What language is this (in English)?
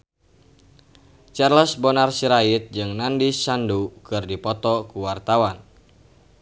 Sundanese